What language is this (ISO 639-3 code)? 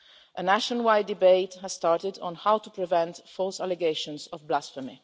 eng